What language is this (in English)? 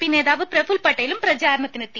Malayalam